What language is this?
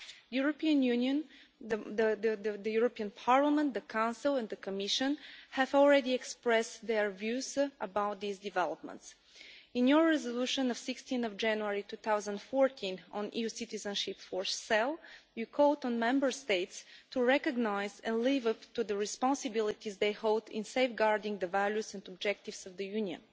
English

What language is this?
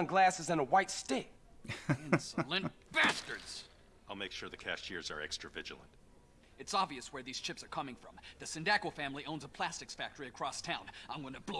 Turkish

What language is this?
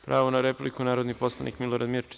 Serbian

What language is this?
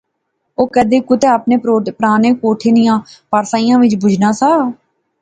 Pahari-Potwari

